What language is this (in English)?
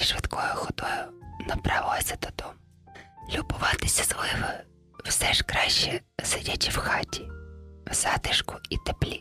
Ukrainian